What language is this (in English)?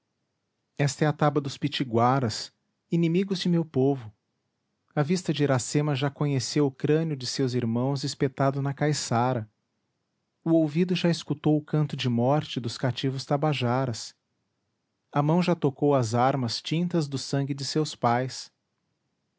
Portuguese